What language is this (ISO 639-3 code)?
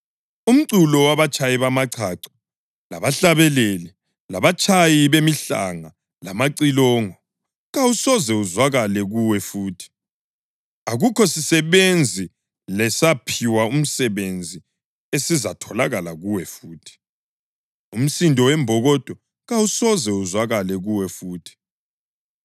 nde